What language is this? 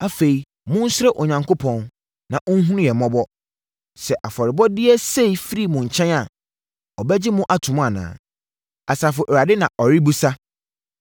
Akan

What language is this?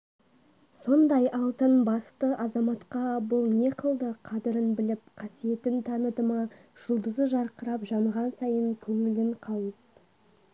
Kazakh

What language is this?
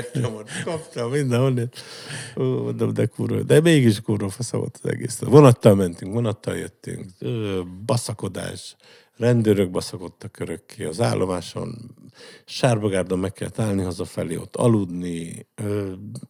Hungarian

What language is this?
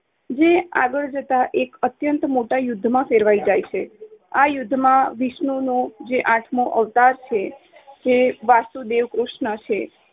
Gujarati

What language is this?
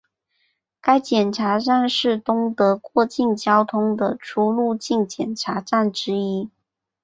Chinese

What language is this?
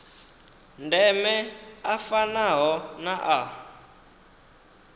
Venda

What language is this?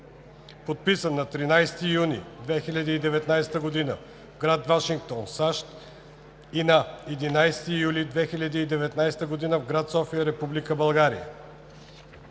Bulgarian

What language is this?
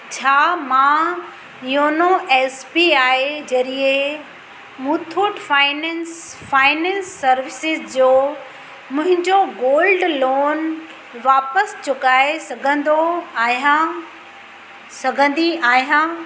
Sindhi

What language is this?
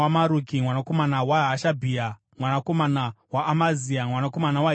Shona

